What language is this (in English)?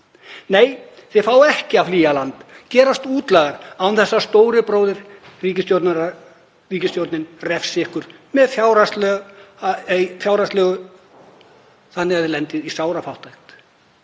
Icelandic